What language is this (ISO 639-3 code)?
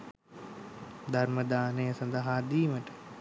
sin